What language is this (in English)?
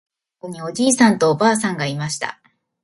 Japanese